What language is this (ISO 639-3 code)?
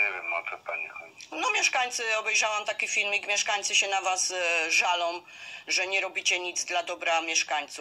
pol